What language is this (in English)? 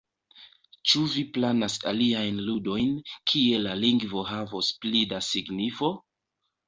Esperanto